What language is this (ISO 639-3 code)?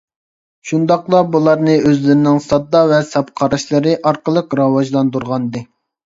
uig